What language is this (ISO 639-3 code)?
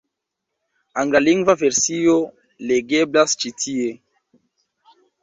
epo